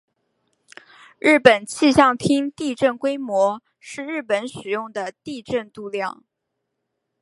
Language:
Chinese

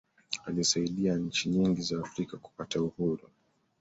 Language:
Swahili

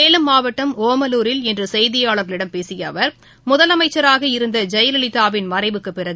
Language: Tamil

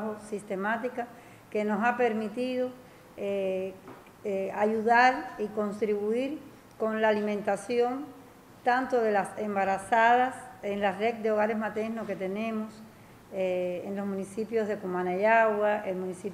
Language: Spanish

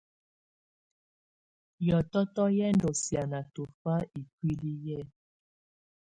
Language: Tunen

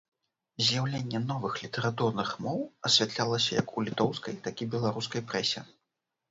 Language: Belarusian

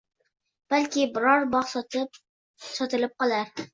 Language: Uzbek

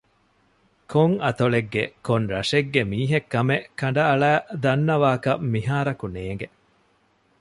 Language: Divehi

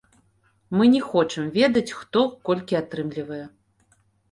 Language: Belarusian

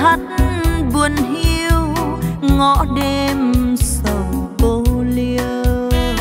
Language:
Vietnamese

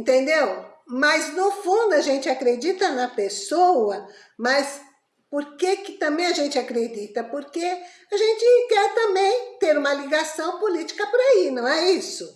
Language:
Portuguese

